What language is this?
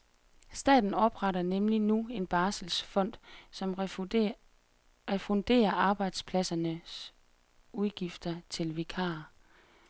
Danish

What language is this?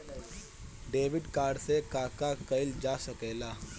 Bhojpuri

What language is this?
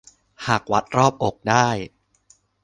Thai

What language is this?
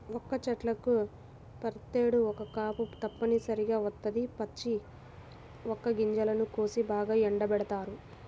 Telugu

